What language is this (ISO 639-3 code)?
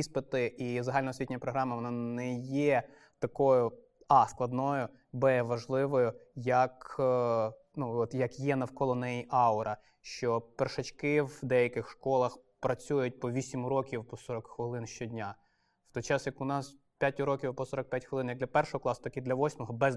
ukr